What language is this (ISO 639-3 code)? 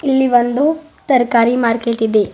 kan